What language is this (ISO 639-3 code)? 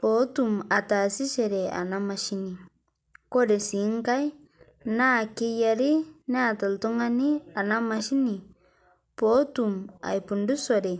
mas